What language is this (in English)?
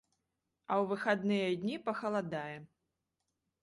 Belarusian